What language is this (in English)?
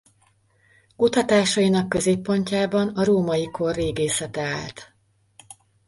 Hungarian